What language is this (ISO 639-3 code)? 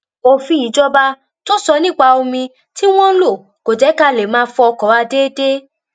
yor